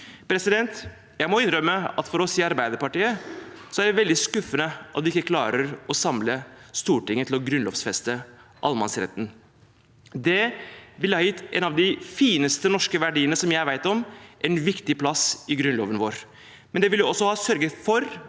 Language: Norwegian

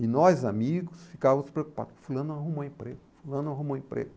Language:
Portuguese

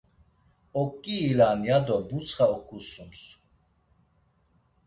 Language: Laz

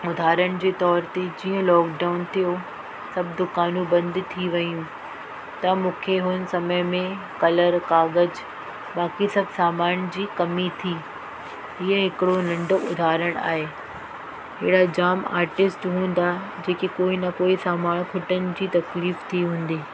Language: Sindhi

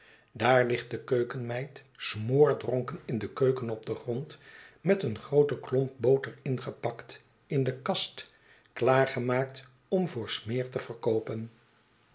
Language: Dutch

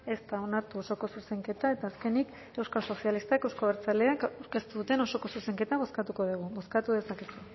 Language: Basque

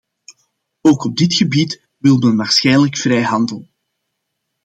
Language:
Dutch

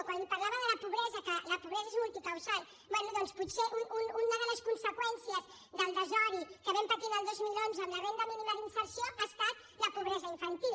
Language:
Catalan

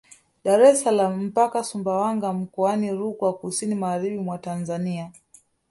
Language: Swahili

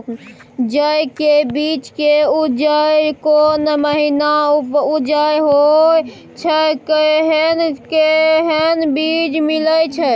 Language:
Maithili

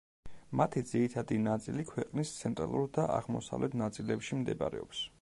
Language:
Georgian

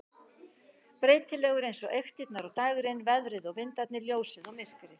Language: Icelandic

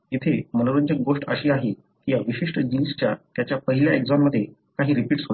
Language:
Marathi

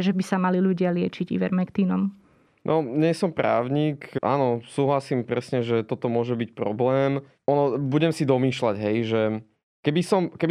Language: Slovak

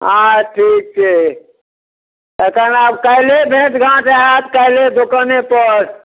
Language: Maithili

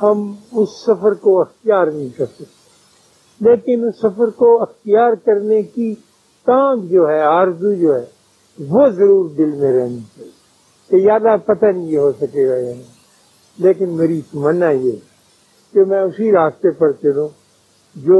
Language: Urdu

